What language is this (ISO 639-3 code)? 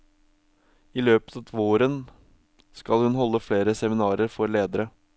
nor